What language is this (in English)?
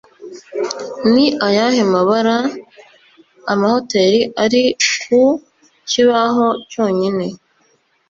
Kinyarwanda